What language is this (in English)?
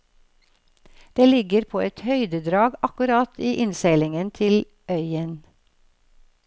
Norwegian